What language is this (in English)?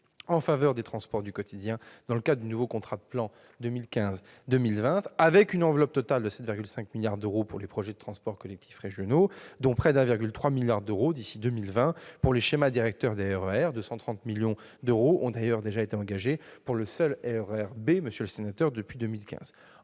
French